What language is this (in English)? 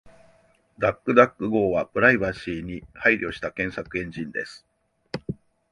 Japanese